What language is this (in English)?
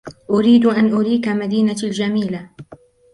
Arabic